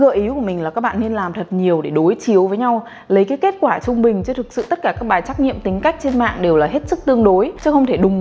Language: Vietnamese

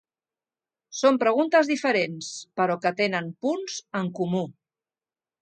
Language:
Catalan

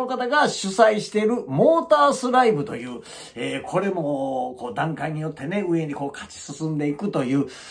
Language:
Japanese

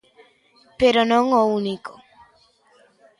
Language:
Galician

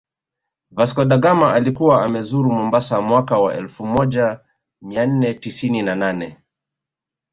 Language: Swahili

